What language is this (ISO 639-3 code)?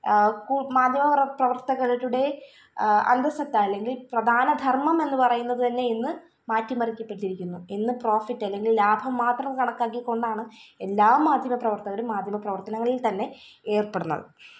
mal